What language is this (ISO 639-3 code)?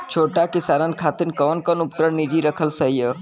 bho